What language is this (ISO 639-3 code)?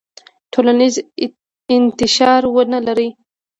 pus